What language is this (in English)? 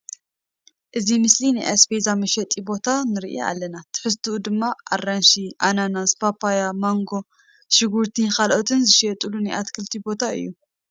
Tigrinya